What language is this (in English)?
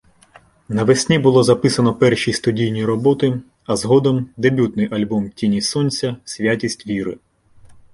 Ukrainian